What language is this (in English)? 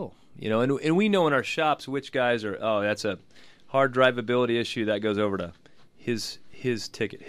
English